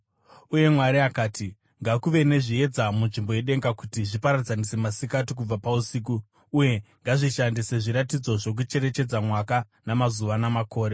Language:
Shona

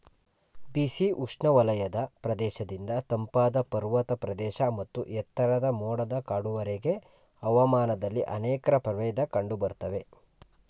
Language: Kannada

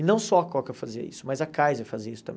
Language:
Portuguese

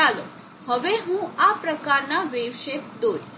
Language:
Gujarati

